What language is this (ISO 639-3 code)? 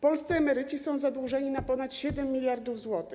pol